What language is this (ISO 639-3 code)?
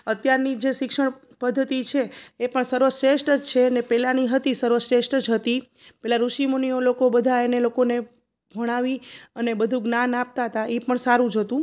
guj